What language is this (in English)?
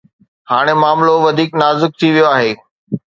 Sindhi